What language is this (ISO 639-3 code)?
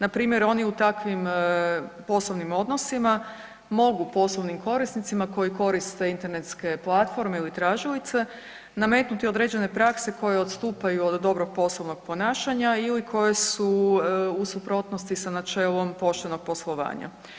hrv